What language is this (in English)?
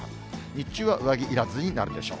Japanese